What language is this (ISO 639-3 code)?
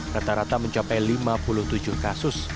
ind